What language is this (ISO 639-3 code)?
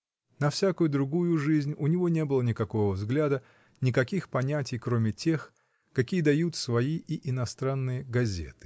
rus